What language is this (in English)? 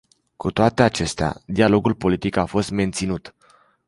Romanian